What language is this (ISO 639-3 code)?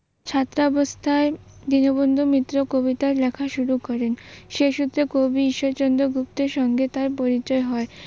ben